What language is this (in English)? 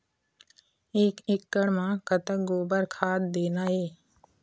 Chhattisgarhi